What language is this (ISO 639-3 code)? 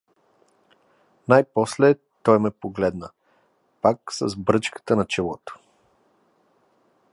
bul